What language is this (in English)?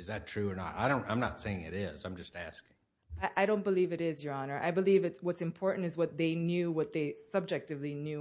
English